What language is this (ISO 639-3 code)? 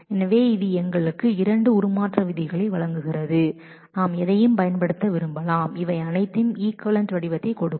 tam